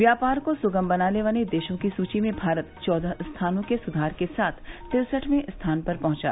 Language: Hindi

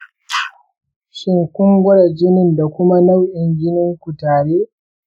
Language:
Hausa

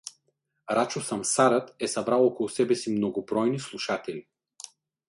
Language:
Bulgarian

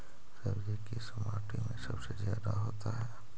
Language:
Magahi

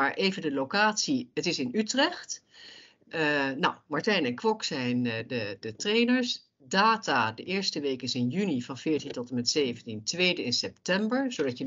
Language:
Dutch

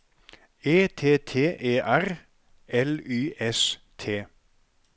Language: Norwegian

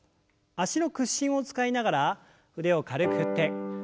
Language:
Japanese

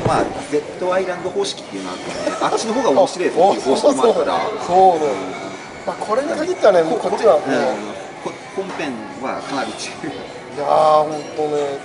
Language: Japanese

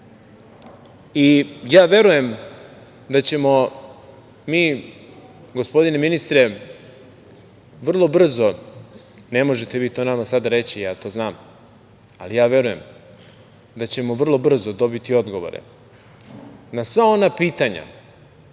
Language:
Serbian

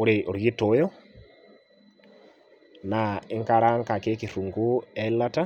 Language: Masai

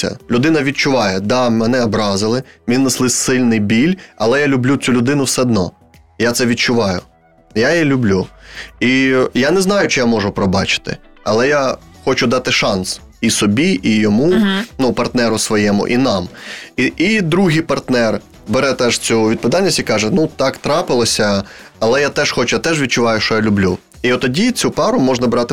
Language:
Ukrainian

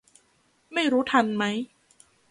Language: Thai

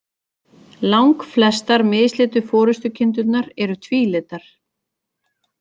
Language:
Icelandic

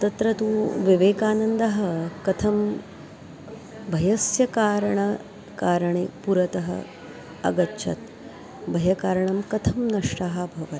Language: Sanskrit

